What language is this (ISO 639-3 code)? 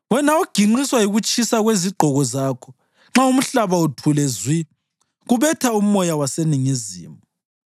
nde